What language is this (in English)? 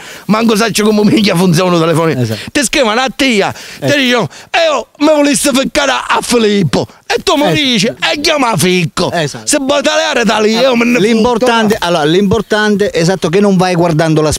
Italian